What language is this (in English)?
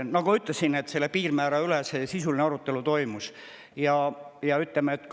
Estonian